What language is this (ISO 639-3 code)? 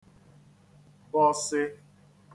ibo